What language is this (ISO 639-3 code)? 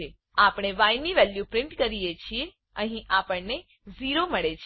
guj